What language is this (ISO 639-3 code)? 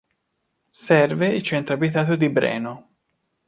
ita